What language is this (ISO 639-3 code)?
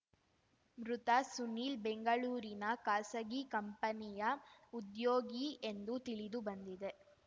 kan